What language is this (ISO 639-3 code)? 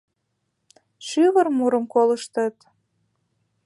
chm